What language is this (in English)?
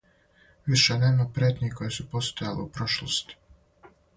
Serbian